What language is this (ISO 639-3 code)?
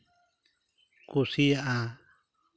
sat